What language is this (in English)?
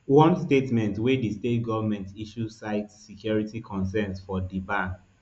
Nigerian Pidgin